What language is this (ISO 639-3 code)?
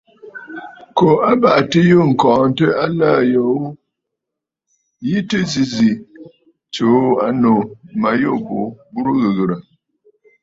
bfd